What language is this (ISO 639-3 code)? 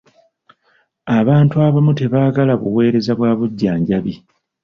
lug